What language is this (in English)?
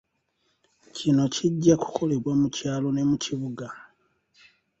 Ganda